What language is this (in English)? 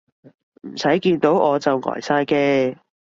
Cantonese